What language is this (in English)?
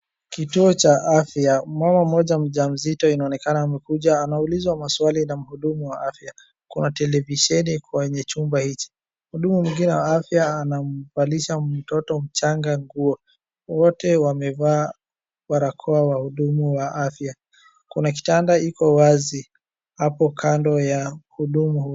Swahili